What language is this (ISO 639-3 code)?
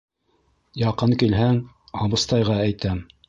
bak